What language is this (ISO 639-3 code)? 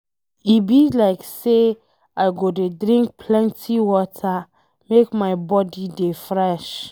pcm